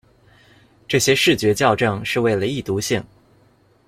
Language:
Chinese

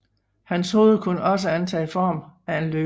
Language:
Danish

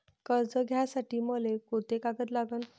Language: Marathi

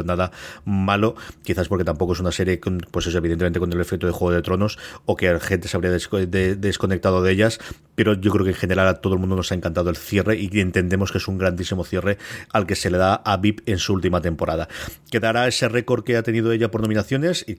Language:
Spanish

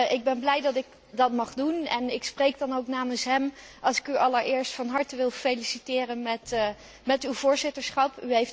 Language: Dutch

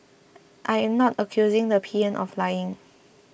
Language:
English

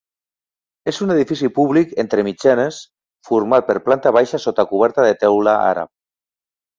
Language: Catalan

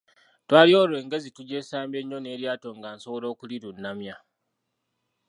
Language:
Ganda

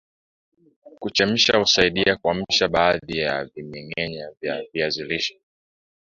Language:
Swahili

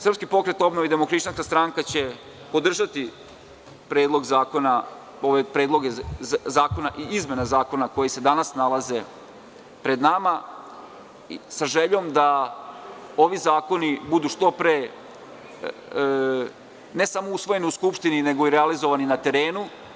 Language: Serbian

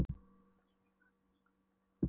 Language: Icelandic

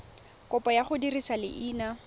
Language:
Tswana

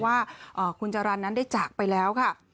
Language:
Thai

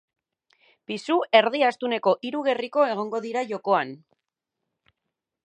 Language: Basque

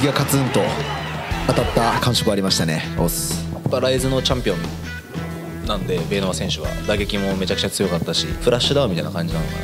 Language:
Japanese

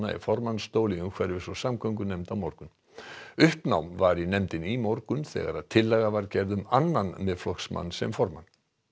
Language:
Icelandic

